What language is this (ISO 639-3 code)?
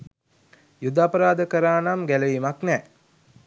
sin